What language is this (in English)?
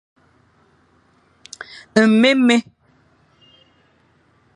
Fang